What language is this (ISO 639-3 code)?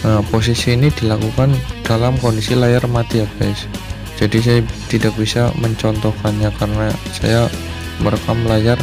ind